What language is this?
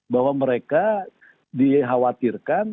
Indonesian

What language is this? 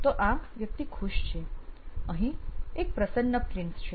Gujarati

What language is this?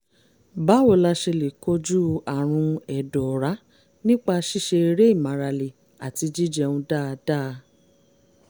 Yoruba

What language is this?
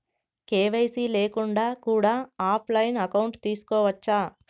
Telugu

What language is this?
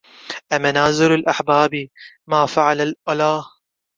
Arabic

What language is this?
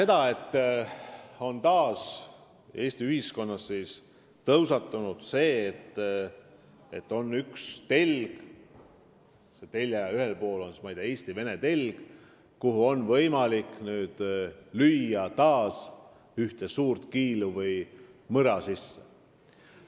Estonian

